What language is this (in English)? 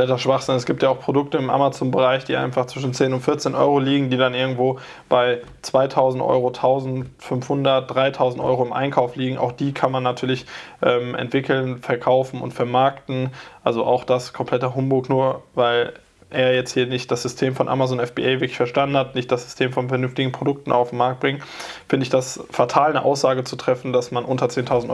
German